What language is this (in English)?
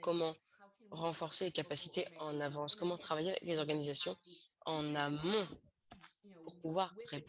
French